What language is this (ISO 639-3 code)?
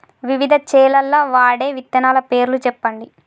tel